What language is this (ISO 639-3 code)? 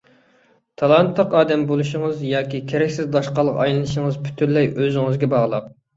uig